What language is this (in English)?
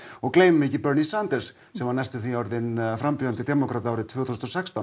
Icelandic